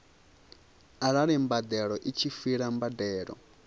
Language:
Venda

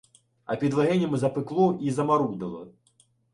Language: Ukrainian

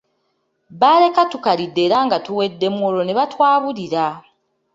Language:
Ganda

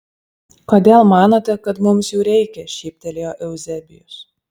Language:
Lithuanian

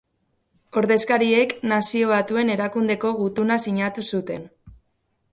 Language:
Basque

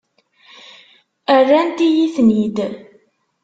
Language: Kabyle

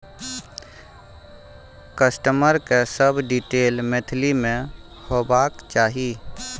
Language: Maithili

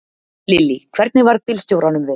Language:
Icelandic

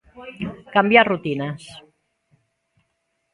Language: Galician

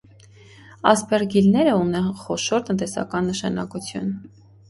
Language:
Armenian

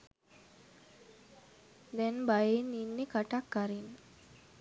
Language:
Sinhala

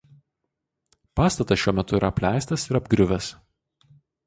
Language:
Lithuanian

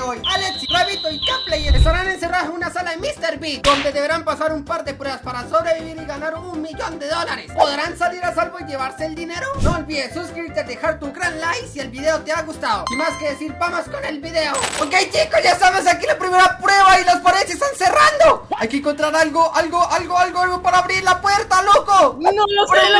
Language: Spanish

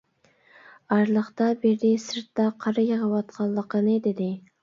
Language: Uyghur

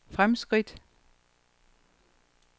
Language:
Danish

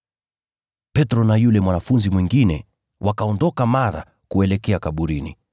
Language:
Swahili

